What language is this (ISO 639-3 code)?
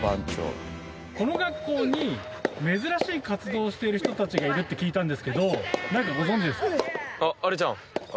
jpn